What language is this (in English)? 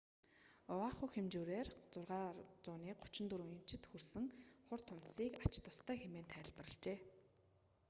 Mongolian